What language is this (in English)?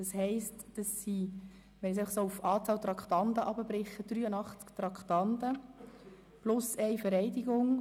Swiss German